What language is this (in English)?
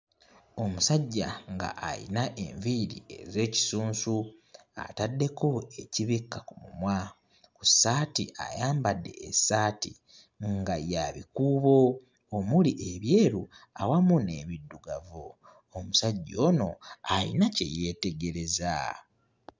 Ganda